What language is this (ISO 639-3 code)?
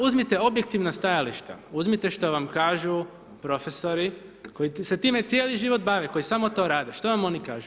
hrv